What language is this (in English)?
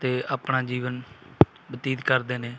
Punjabi